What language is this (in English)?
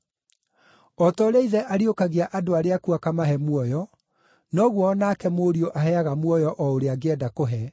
Kikuyu